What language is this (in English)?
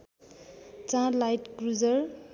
Nepali